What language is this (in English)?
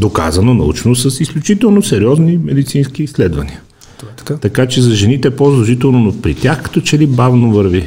Bulgarian